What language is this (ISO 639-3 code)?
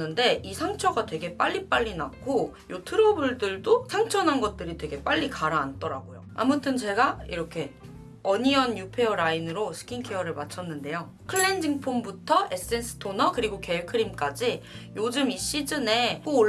kor